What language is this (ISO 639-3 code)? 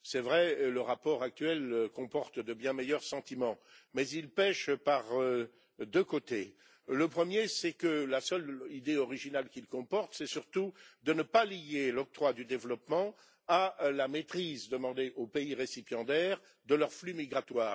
fra